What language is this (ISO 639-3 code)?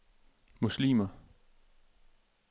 dan